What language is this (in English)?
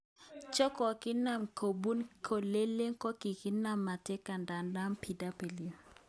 Kalenjin